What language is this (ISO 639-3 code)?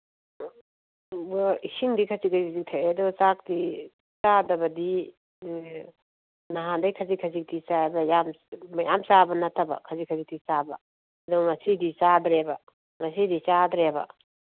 mni